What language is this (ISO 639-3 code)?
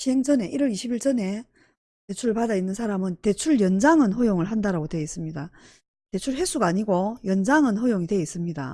kor